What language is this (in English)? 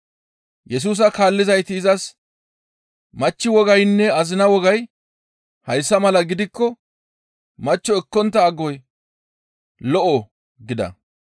Gamo